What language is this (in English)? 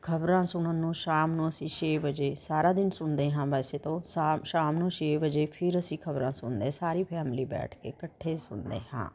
Punjabi